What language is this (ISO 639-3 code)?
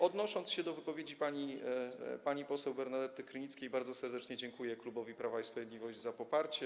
pol